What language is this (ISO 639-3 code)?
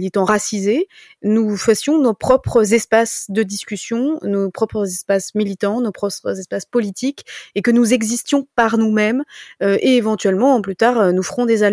fra